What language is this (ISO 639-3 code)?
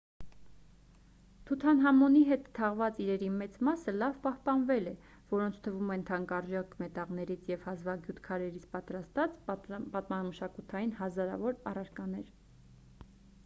hye